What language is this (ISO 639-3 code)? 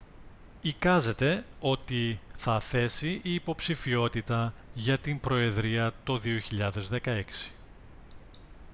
ell